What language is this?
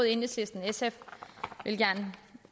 Danish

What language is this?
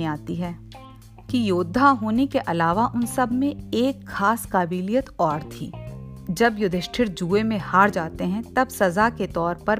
Hindi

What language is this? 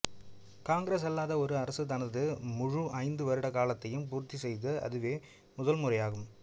Tamil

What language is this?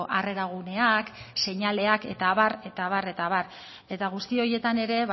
Basque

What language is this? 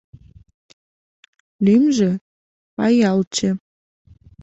Mari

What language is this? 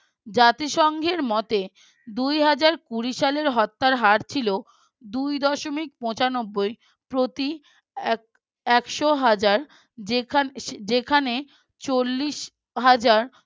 Bangla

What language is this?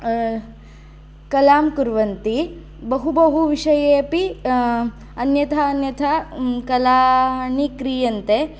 Sanskrit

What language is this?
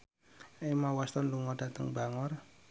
Javanese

